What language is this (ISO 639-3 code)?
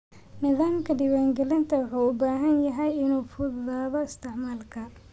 som